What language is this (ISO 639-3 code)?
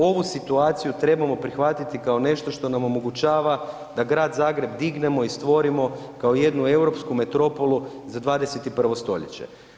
hrv